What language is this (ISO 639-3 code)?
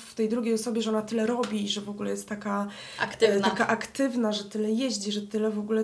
pol